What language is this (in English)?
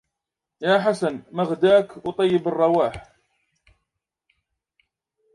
Arabic